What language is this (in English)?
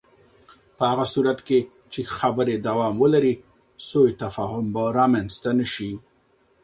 Pashto